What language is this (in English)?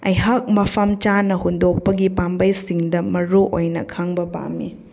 Manipuri